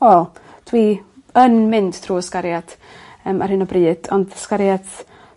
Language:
Welsh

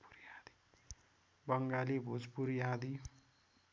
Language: Nepali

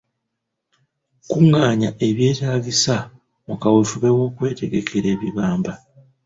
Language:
Ganda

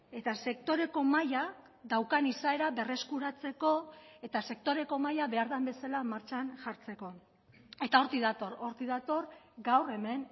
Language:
Basque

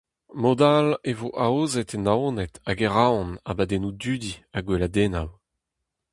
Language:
Breton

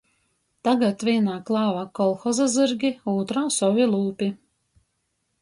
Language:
Latgalian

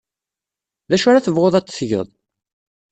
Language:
Kabyle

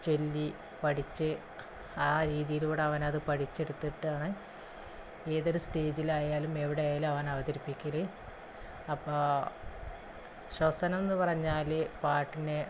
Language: Malayalam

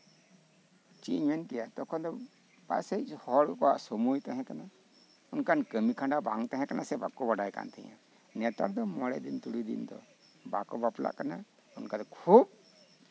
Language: Santali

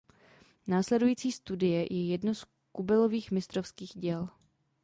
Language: Czech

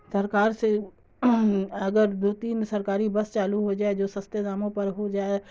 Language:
Urdu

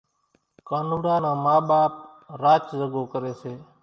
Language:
Kachi Koli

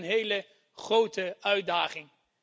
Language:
Dutch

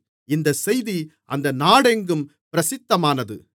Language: Tamil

